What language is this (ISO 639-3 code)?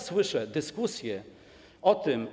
pol